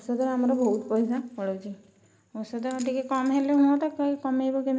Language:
Odia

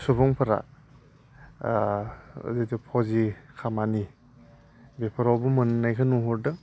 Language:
Bodo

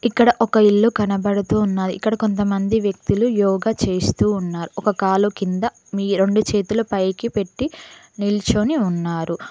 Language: Telugu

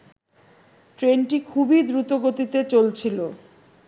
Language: Bangla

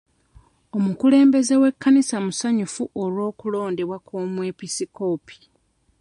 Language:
Ganda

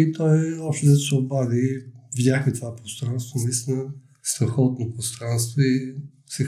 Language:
Bulgarian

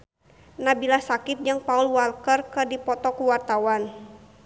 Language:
Sundanese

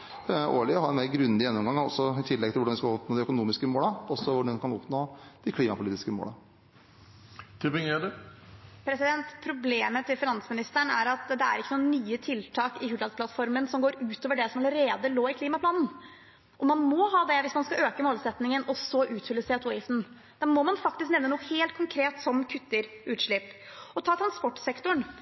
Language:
Norwegian Bokmål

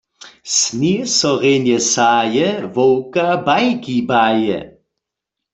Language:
Upper Sorbian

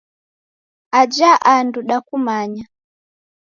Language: Taita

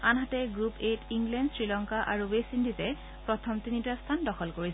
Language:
Assamese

